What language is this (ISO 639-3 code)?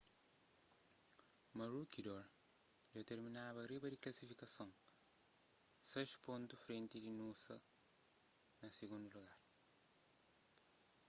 kea